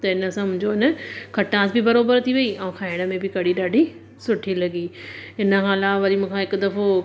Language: Sindhi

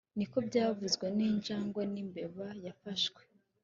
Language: Kinyarwanda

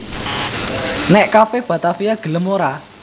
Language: Javanese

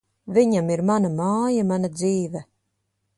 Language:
Latvian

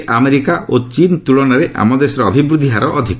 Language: Odia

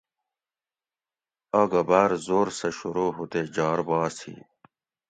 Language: Gawri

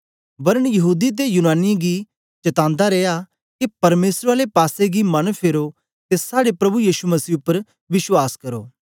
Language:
Dogri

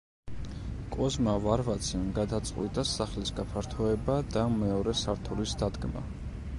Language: Georgian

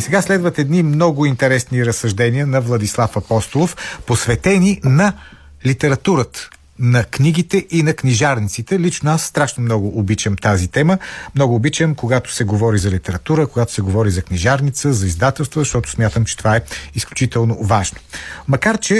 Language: Bulgarian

